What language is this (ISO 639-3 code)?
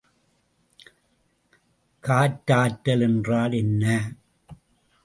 tam